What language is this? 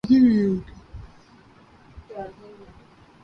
Urdu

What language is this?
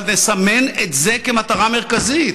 Hebrew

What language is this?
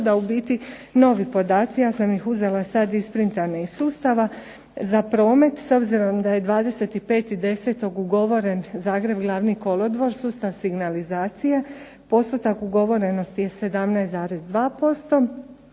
Croatian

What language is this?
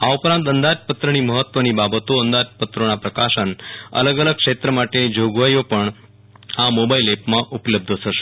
Gujarati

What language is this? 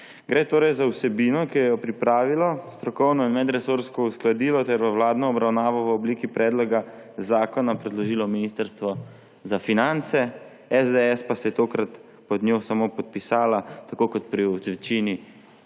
Slovenian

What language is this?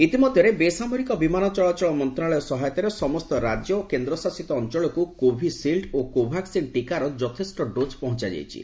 Odia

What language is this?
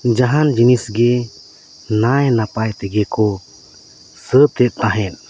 Santali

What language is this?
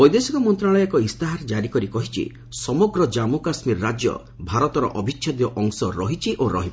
Odia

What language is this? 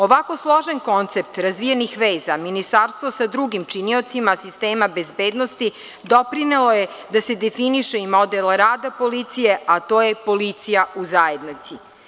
Serbian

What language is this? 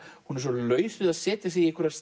Icelandic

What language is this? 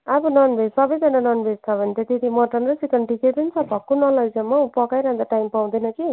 Nepali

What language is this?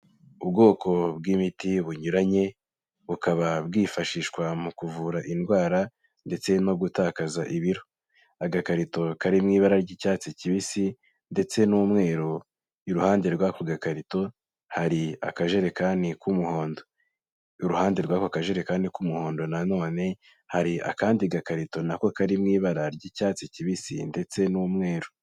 Kinyarwanda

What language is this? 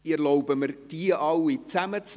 Swiss German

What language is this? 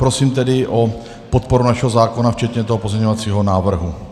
Czech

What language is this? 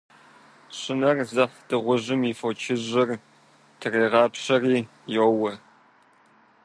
Kabardian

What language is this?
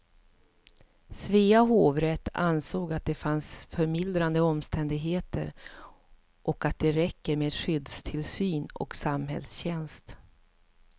Swedish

